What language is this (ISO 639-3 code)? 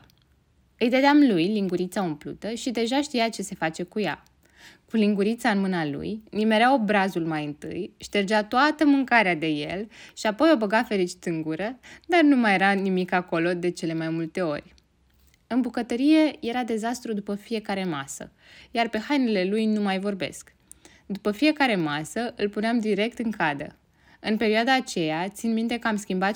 ron